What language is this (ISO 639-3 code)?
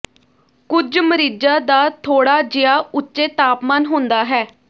pan